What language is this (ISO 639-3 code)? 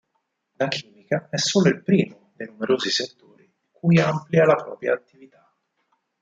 ita